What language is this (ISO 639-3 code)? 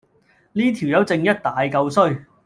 yue